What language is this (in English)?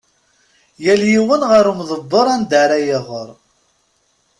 Kabyle